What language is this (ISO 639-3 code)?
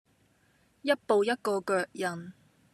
yue